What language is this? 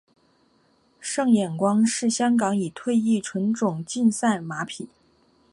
Chinese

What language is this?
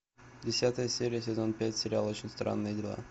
Russian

